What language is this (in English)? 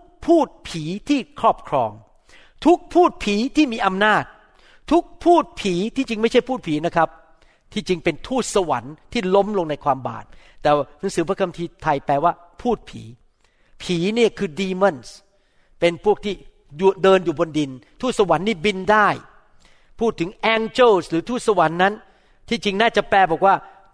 Thai